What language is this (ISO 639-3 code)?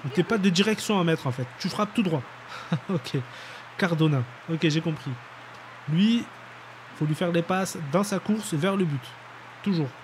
fra